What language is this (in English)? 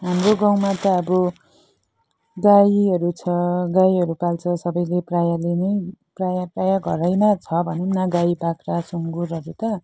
Nepali